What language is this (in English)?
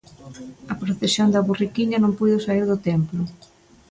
Galician